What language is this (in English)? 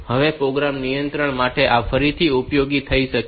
Gujarati